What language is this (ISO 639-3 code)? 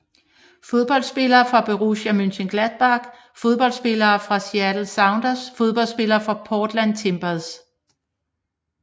dan